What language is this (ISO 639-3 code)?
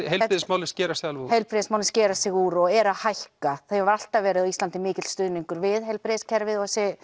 isl